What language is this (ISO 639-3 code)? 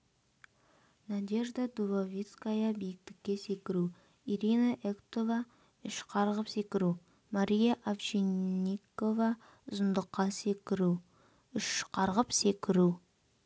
kaz